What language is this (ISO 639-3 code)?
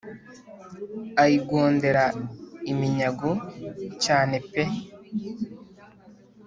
kin